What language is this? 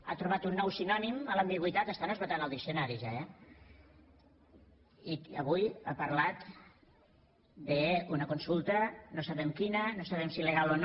Catalan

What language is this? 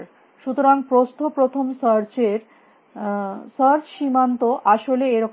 Bangla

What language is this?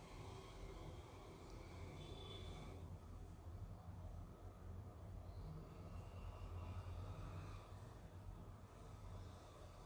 French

